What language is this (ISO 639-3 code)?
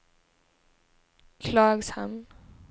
swe